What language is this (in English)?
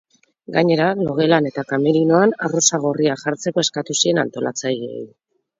Basque